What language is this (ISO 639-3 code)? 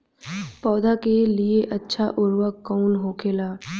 bho